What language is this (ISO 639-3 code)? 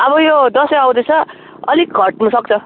nep